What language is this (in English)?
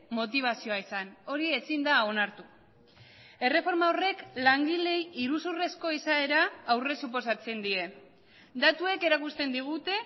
Basque